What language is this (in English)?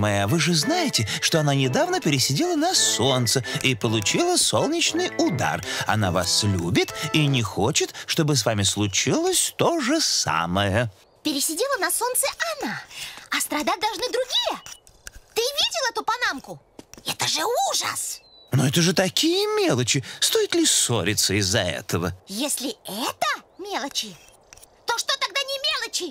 Russian